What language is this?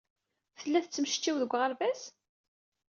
Kabyle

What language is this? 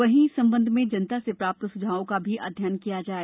Hindi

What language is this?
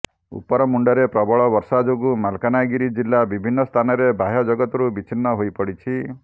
Odia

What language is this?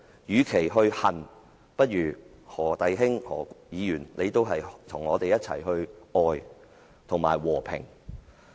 Cantonese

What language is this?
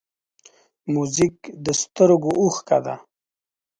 Pashto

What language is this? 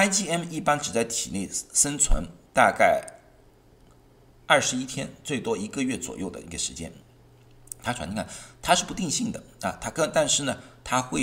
Chinese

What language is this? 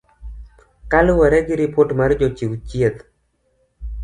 Luo (Kenya and Tanzania)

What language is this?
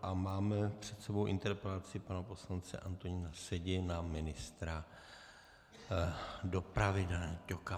Czech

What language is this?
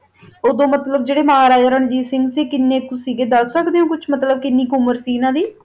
Punjabi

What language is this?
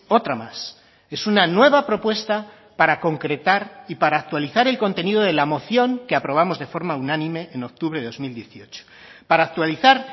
Spanish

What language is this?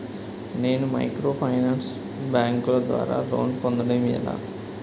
Telugu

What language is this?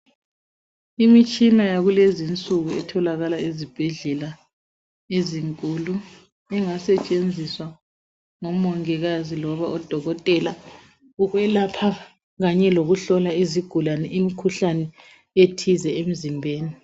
North Ndebele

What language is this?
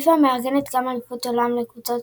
Hebrew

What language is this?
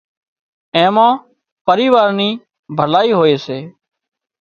Wadiyara Koli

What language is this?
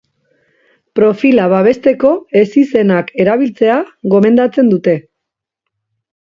Basque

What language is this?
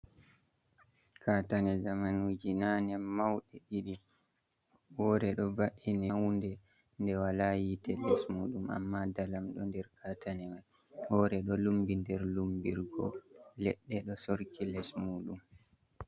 Fula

